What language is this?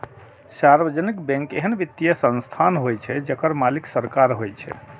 Maithili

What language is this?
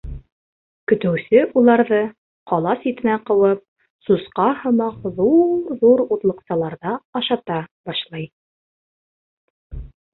Bashkir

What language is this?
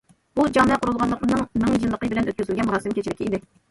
Uyghur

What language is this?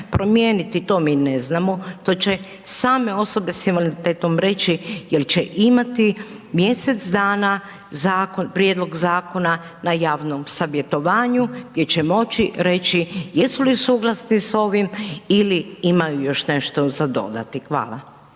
Croatian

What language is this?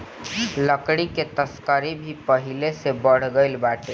Bhojpuri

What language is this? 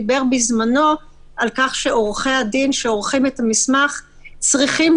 Hebrew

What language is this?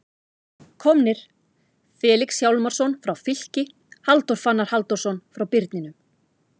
Icelandic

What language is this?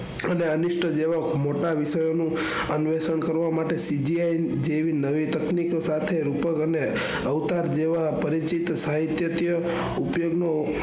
Gujarati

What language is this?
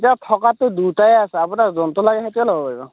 Assamese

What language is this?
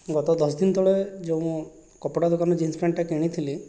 Odia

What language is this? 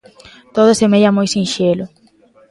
Galician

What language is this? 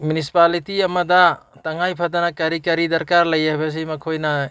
Manipuri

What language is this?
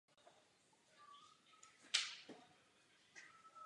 Czech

